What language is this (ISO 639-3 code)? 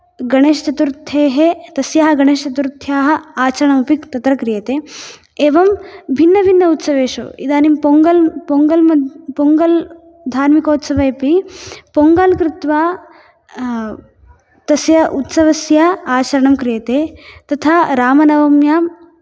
san